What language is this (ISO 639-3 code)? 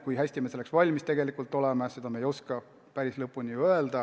est